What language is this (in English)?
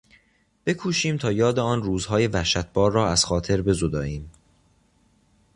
Persian